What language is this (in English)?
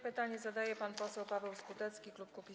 Polish